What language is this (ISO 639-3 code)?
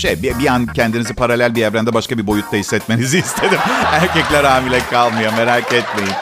tur